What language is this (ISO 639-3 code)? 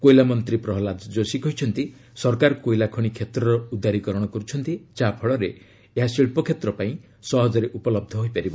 ori